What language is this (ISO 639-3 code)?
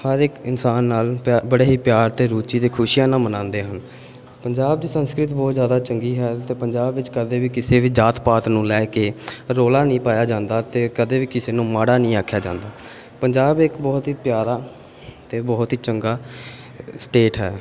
pan